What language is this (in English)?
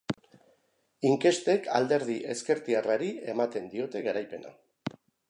Basque